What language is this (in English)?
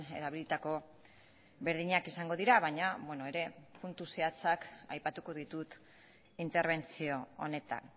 Basque